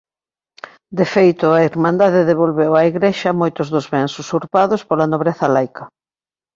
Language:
Galician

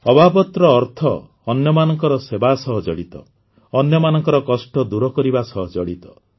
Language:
Odia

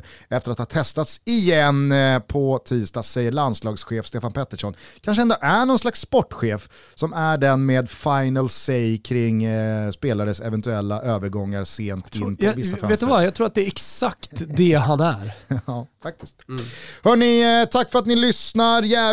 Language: Swedish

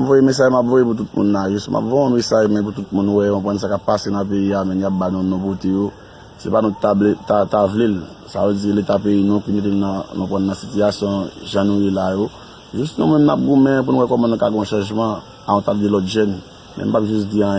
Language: French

